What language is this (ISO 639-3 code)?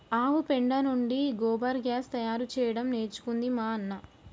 tel